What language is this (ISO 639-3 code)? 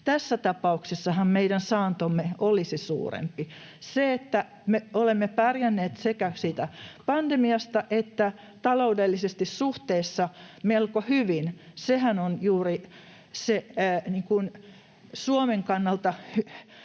fin